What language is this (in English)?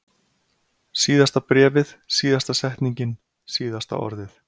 Icelandic